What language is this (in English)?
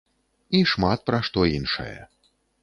Belarusian